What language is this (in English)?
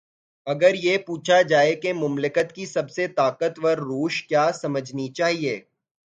Urdu